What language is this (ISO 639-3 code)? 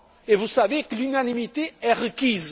fra